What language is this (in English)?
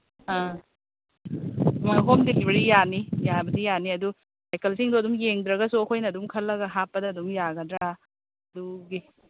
Manipuri